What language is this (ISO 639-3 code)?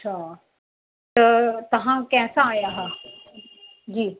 snd